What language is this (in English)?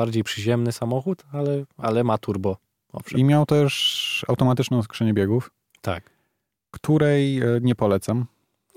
Polish